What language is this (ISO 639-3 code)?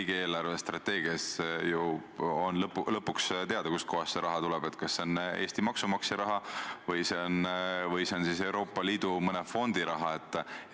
est